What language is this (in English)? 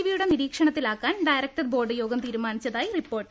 Malayalam